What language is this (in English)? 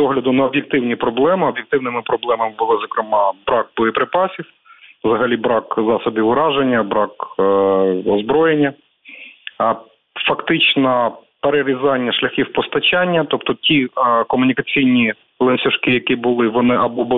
Ukrainian